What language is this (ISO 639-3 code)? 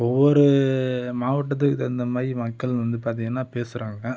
tam